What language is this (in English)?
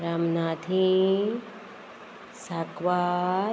Konkani